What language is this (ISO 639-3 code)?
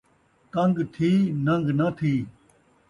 skr